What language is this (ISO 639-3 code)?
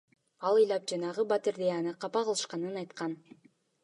kir